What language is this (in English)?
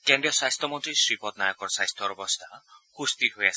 Assamese